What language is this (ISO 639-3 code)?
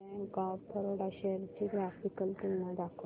mar